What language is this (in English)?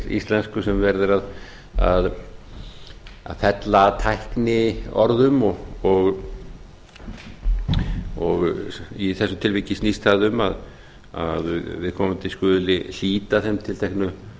Icelandic